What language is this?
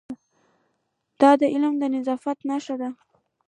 Pashto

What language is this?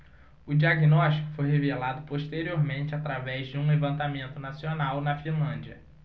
Portuguese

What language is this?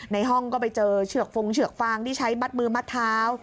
Thai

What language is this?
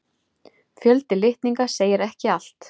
Icelandic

